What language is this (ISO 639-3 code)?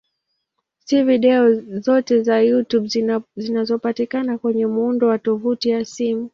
swa